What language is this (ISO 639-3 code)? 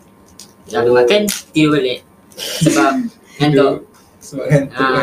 msa